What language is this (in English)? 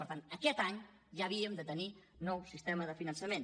Catalan